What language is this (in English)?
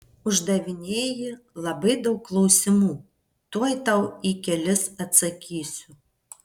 Lithuanian